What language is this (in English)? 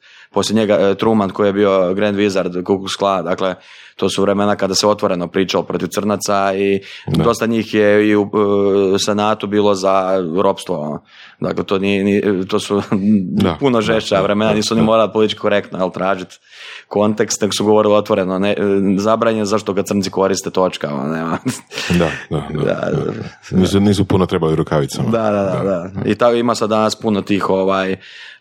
Croatian